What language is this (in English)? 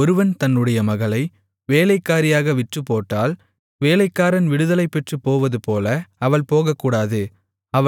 Tamil